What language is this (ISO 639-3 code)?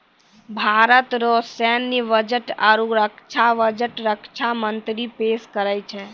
mai